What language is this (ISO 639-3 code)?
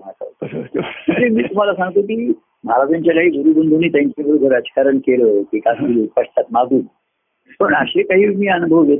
mar